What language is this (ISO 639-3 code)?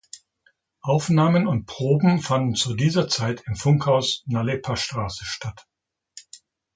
deu